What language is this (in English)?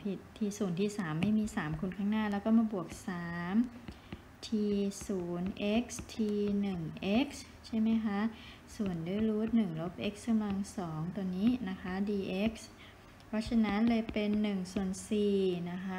Thai